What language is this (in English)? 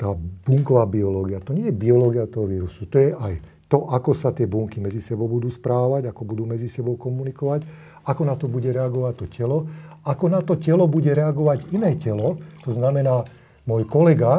Slovak